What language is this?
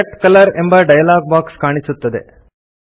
Kannada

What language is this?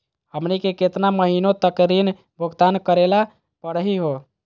Magahi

